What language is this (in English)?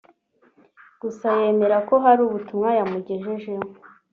Kinyarwanda